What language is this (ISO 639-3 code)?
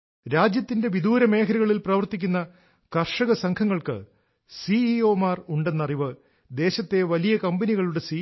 mal